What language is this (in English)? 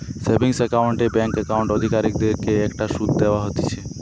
Bangla